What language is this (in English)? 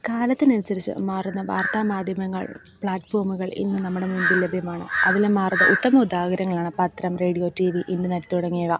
Malayalam